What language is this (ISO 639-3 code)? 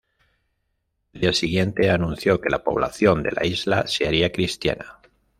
spa